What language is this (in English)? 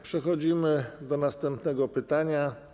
Polish